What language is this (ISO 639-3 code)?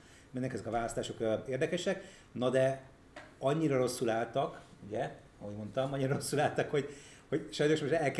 hun